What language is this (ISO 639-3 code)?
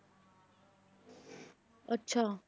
pan